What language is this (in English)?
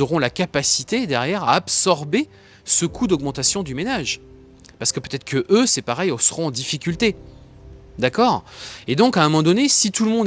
French